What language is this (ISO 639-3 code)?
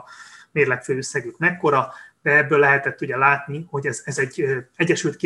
hun